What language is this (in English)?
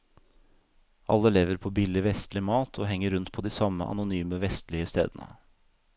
Norwegian